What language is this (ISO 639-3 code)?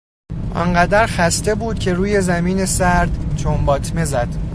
fas